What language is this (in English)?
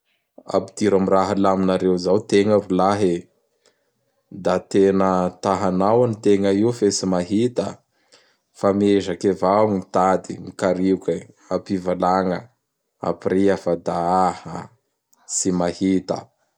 Bara Malagasy